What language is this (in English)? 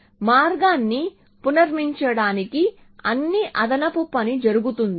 Telugu